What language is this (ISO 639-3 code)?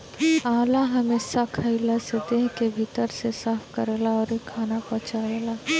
bho